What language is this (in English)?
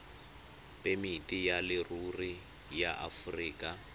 Tswana